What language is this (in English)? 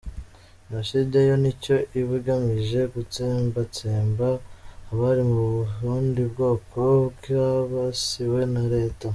Kinyarwanda